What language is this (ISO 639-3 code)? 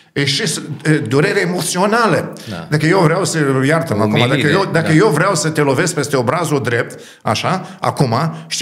ron